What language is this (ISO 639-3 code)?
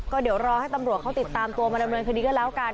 tha